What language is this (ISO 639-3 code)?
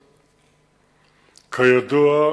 heb